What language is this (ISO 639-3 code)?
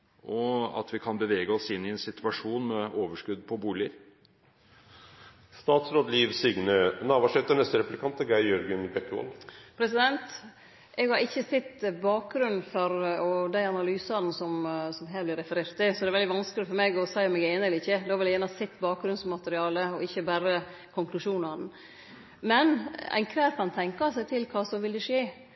nor